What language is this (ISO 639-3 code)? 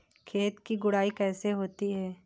hin